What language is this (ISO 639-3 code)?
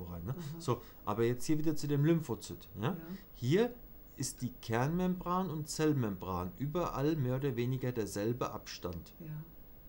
deu